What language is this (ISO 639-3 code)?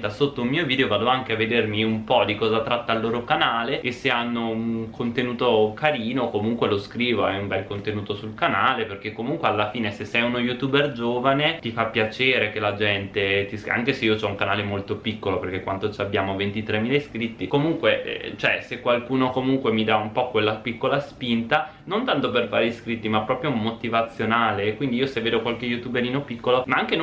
ita